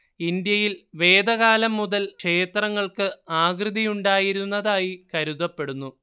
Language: Malayalam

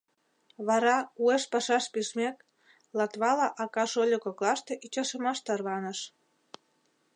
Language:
Mari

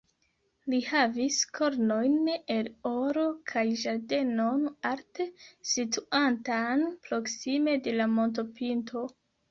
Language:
Esperanto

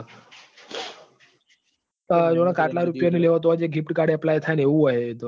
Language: Gujarati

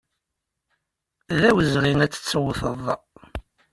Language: Kabyle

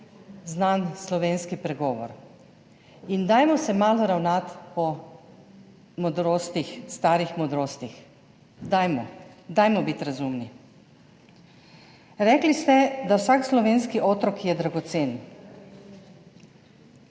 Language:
Slovenian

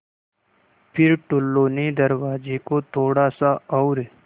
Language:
Hindi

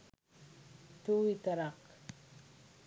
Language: Sinhala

